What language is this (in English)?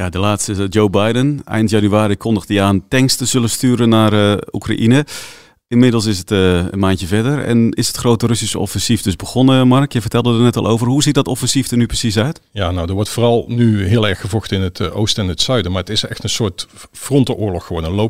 Dutch